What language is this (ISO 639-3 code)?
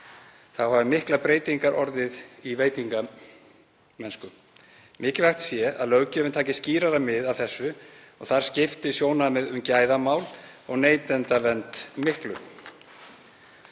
isl